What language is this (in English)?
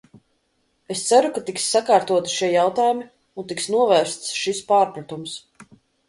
Latvian